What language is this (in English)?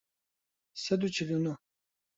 Central Kurdish